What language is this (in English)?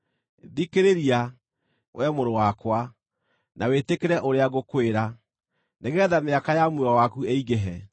Kikuyu